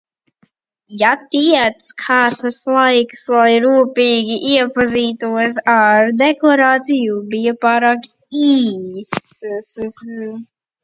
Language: Latvian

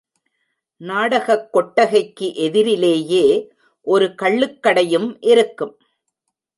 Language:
Tamil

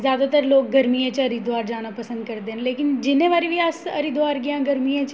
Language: Dogri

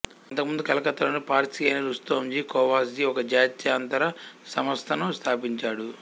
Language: Telugu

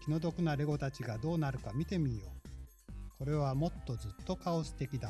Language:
Japanese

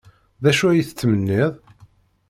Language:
Kabyle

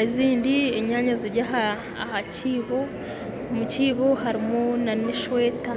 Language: Nyankole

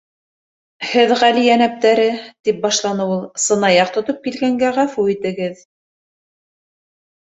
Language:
Bashkir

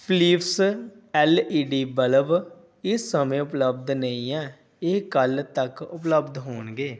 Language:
Punjabi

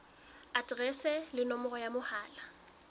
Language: Southern Sotho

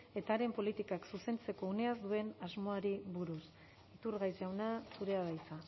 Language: Basque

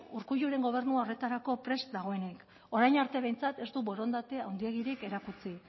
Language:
Basque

